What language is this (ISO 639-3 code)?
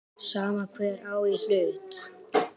isl